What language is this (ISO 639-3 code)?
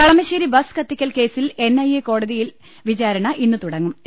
mal